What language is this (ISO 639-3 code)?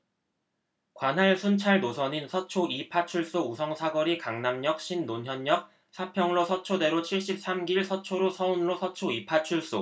kor